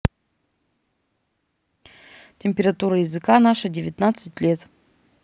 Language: Russian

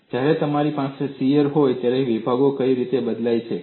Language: Gujarati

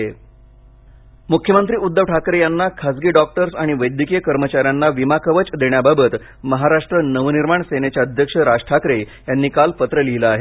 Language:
Marathi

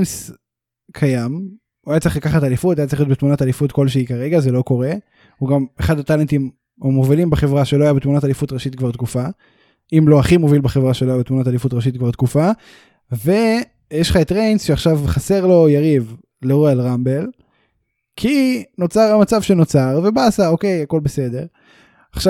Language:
Hebrew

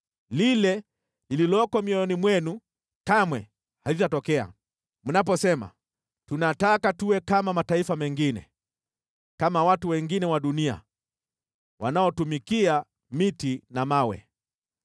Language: Swahili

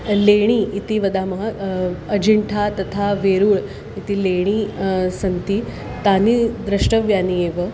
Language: Sanskrit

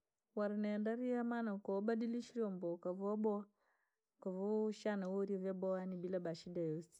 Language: Langi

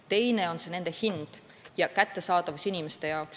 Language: Estonian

